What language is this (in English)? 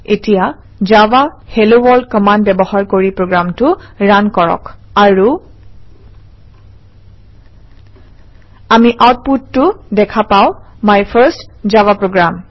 Assamese